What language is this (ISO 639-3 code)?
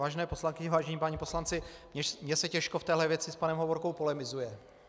ces